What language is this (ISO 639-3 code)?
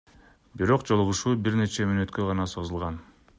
kir